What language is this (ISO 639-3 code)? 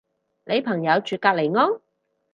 yue